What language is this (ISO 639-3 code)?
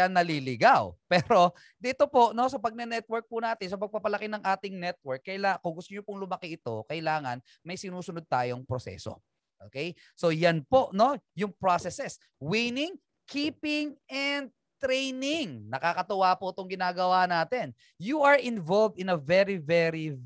fil